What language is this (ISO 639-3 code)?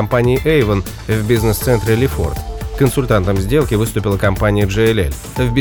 rus